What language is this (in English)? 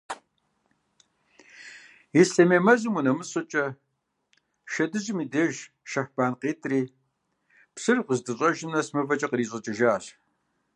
Kabardian